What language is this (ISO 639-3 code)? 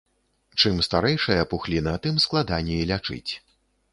bel